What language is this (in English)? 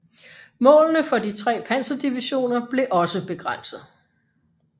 Danish